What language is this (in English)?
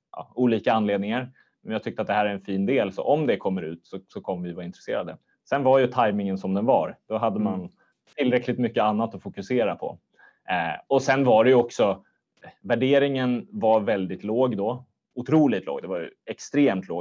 Swedish